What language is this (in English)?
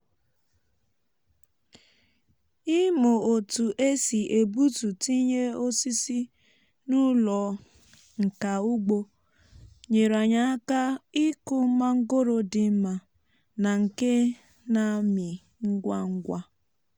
Igbo